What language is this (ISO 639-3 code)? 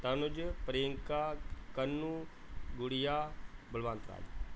pan